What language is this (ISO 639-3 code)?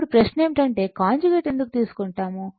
tel